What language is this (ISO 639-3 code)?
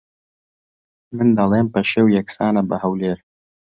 ckb